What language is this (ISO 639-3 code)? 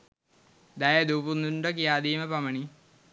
sin